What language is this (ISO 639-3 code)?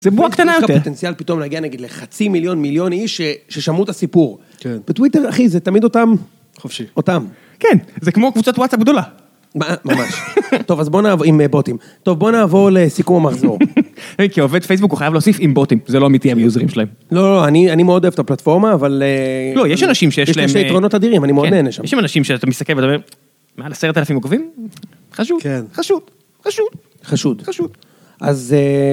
heb